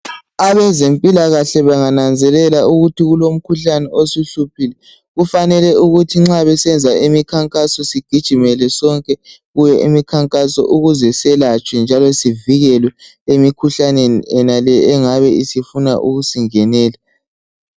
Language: North Ndebele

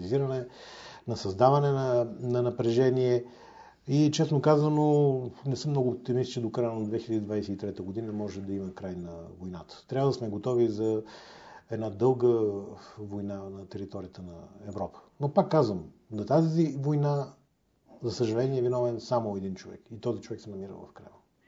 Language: Bulgarian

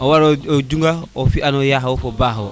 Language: Serer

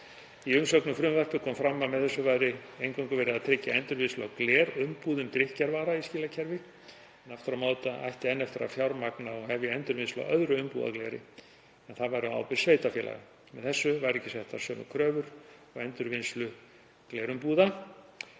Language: Icelandic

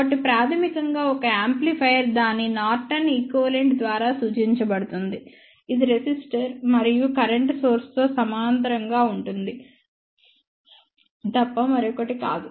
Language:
Telugu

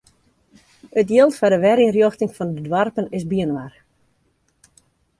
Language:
Western Frisian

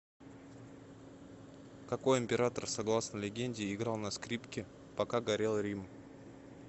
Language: Russian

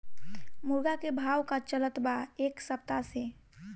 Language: Bhojpuri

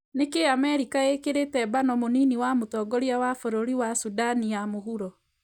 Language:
Kikuyu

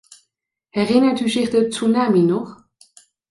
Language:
Dutch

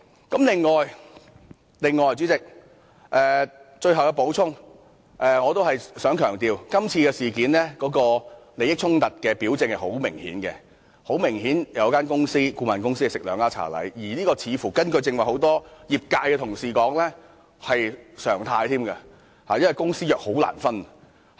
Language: Cantonese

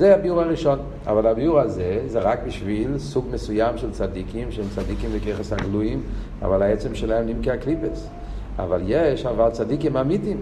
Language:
Hebrew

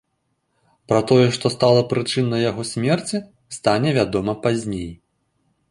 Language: Belarusian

